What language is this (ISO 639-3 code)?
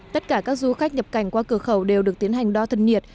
vie